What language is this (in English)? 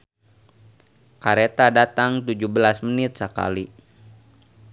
Sundanese